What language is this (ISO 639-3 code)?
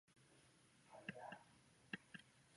zho